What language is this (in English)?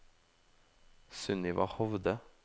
Norwegian